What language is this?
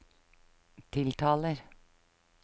Norwegian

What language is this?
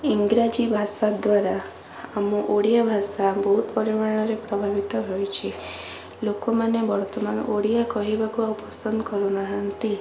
Odia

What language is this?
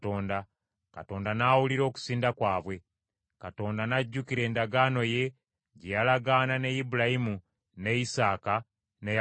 Ganda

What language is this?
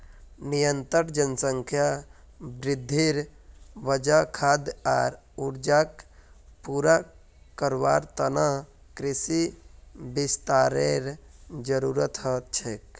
Magahi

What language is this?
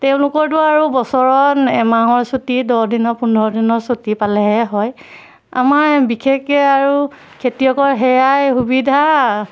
Assamese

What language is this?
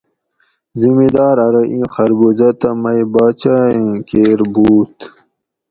Gawri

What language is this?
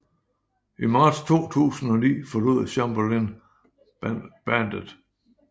Danish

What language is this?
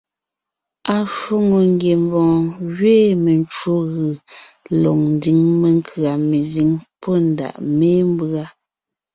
Ngiemboon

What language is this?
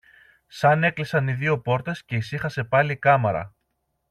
Greek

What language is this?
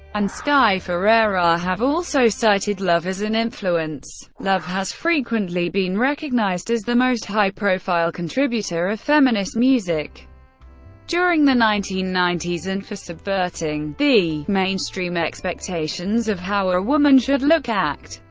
English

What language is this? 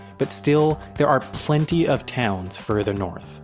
English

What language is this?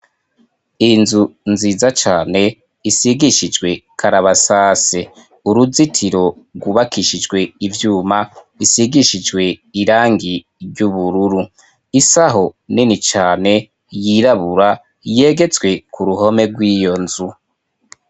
Rundi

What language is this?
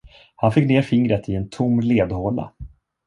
Swedish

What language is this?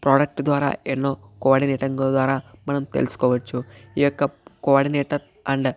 Telugu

